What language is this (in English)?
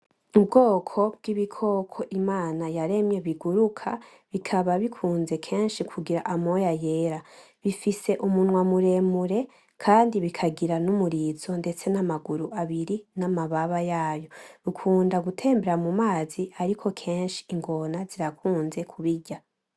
Rundi